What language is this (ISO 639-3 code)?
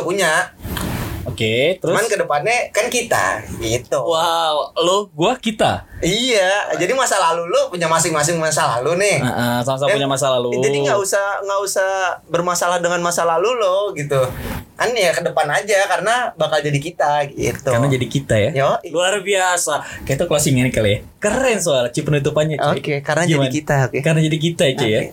ind